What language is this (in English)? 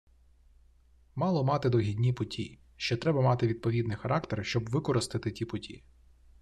Ukrainian